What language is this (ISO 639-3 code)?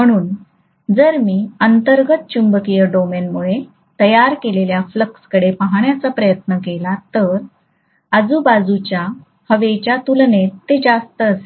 mar